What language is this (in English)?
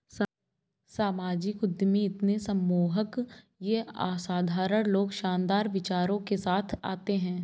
Hindi